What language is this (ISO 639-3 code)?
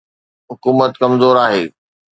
snd